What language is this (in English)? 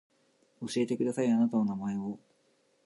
Japanese